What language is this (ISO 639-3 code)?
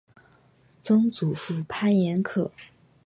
zho